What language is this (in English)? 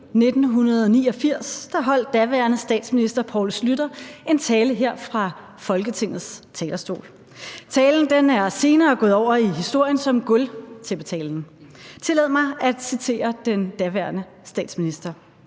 Danish